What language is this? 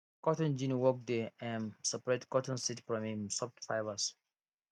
Nigerian Pidgin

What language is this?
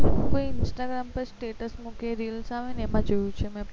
Gujarati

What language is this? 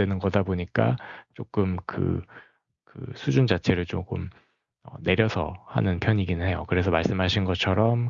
Korean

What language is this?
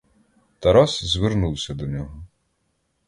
Ukrainian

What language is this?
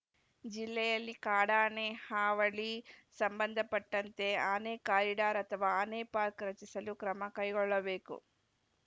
Kannada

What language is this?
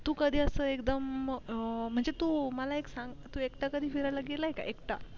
Marathi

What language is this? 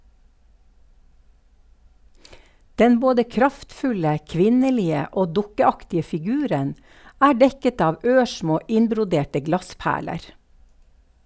Norwegian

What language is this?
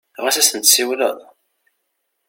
Kabyle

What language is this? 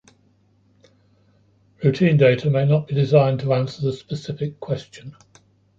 English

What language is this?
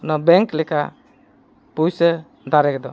Santali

